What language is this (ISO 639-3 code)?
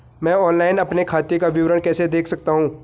hin